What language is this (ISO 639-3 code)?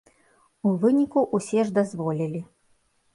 bel